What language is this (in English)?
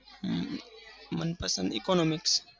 Gujarati